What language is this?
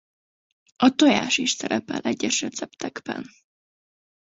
Hungarian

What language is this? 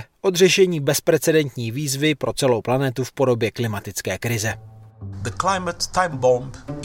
Czech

